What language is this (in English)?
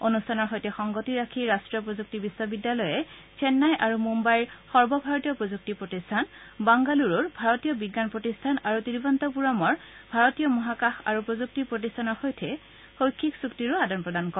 Assamese